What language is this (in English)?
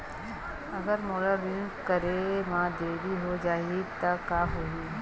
Chhattisgarhi